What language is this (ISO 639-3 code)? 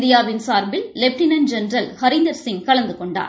tam